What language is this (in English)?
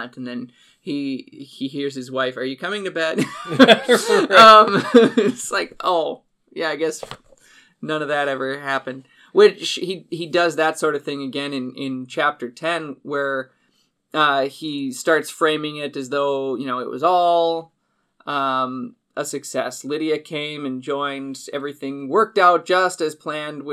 English